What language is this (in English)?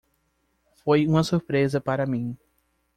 Portuguese